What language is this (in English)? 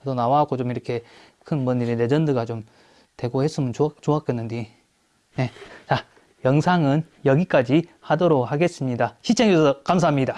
Korean